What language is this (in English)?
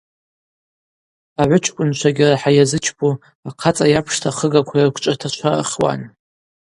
Abaza